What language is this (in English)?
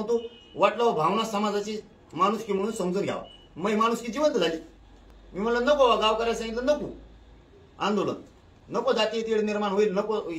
Marathi